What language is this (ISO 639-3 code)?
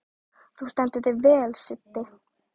isl